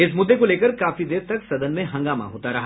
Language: Hindi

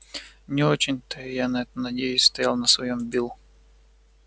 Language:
Russian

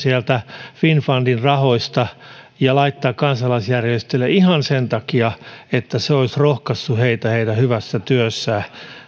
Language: Finnish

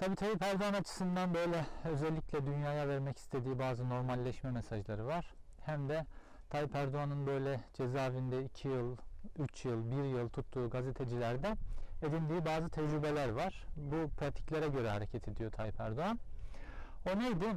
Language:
Turkish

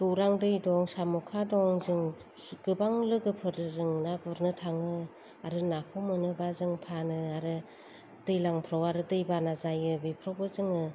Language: Bodo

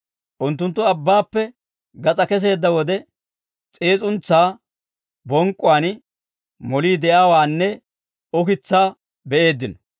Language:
Dawro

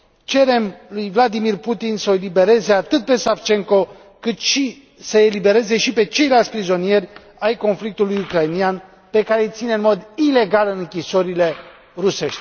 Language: Romanian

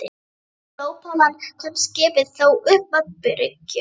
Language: Icelandic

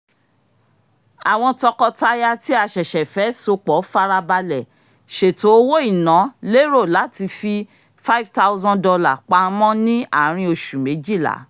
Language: Yoruba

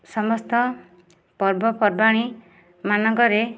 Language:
Odia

